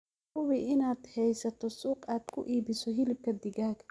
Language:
Somali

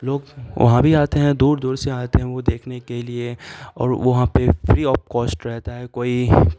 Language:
Urdu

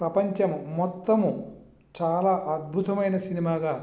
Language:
Telugu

